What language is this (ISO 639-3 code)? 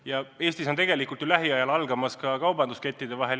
est